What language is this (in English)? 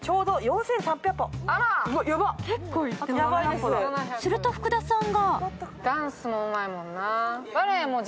Japanese